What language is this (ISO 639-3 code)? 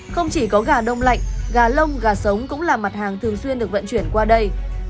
vie